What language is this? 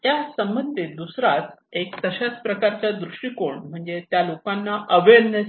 Marathi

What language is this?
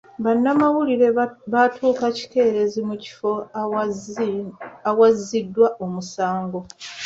Ganda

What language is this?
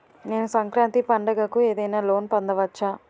Telugu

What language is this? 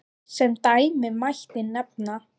Icelandic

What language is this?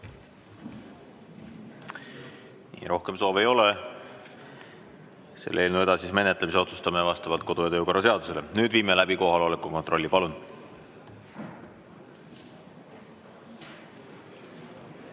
Estonian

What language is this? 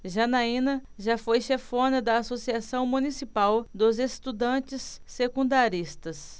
Portuguese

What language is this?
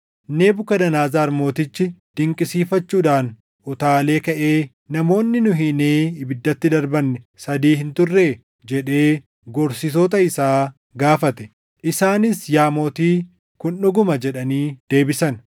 Oromo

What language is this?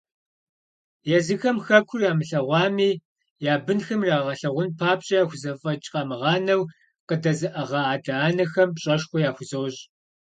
Kabardian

